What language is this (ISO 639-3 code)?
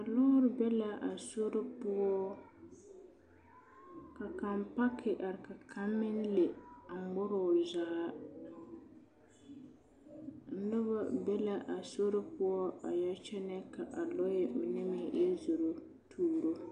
dga